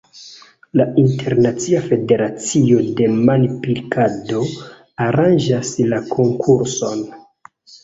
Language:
Esperanto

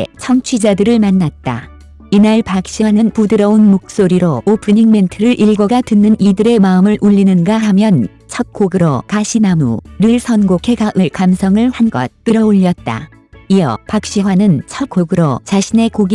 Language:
Korean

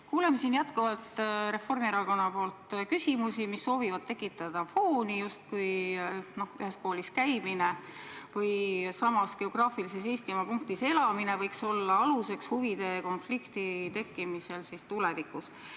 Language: Estonian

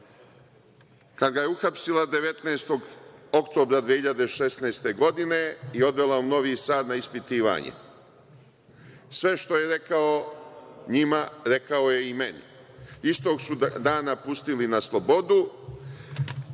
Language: Serbian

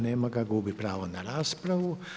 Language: Croatian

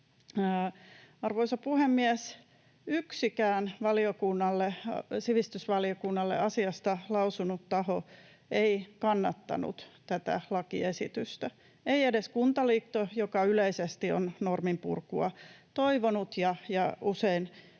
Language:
Finnish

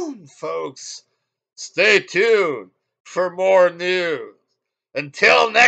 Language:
English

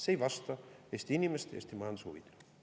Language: Estonian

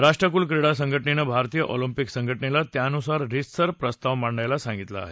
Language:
Marathi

